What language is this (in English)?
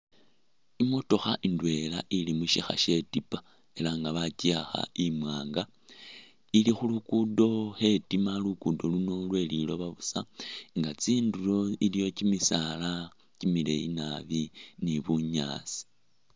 Masaaba